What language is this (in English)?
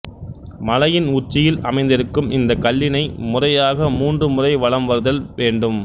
Tamil